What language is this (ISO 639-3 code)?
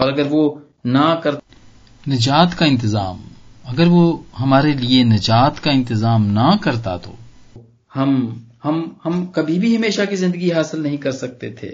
pan